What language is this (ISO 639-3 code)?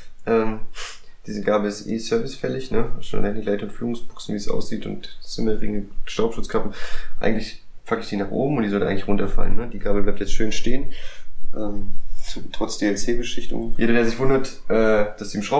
deu